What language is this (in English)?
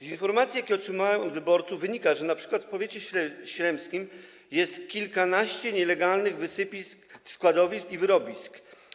Polish